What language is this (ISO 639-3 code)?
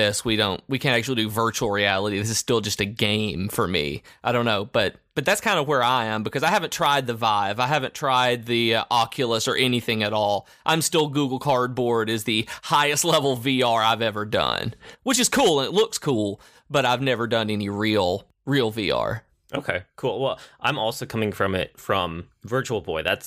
eng